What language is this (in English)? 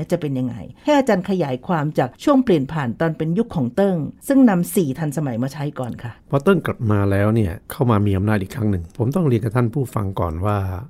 Thai